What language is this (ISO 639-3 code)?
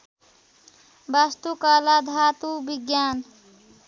nep